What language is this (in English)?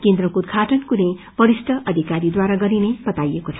Nepali